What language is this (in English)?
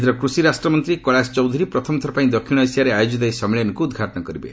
Odia